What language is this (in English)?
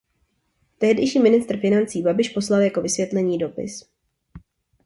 Czech